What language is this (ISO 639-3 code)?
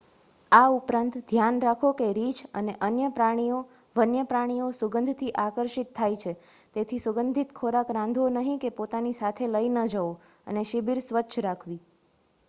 guj